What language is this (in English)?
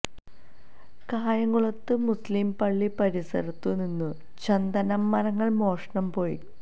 Malayalam